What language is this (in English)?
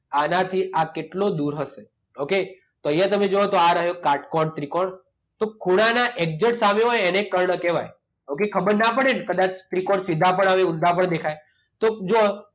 Gujarati